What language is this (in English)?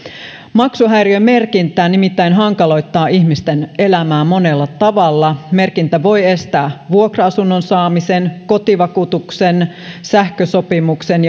Finnish